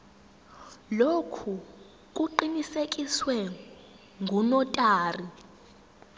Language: Zulu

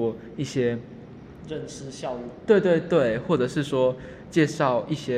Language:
Chinese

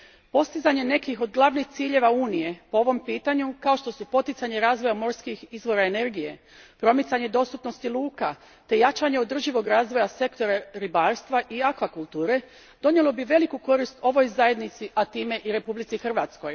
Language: Croatian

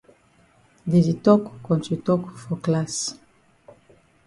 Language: Cameroon Pidgin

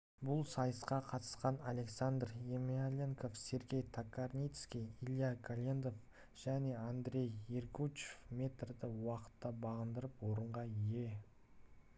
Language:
Kazakh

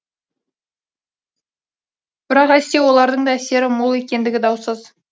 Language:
Kazakh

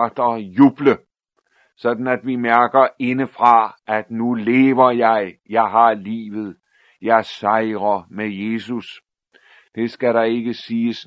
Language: Danish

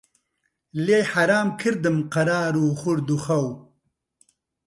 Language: Central Kurdish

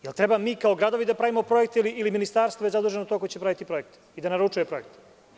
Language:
Serbian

